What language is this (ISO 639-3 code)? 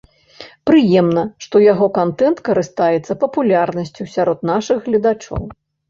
bel